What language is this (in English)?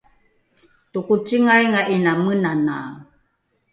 Rukai